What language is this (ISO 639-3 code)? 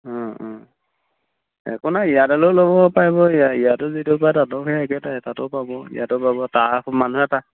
asm